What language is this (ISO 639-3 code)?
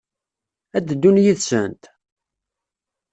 kab